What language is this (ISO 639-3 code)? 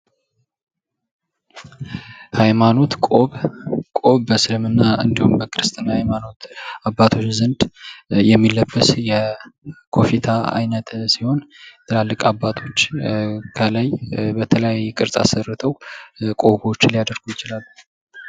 amh